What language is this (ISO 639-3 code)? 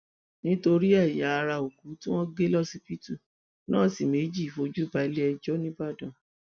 yor